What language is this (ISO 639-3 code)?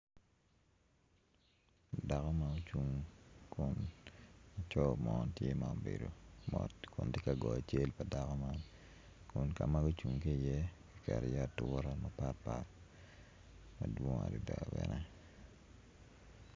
ach